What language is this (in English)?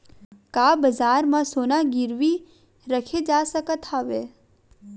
Chhattisgarhi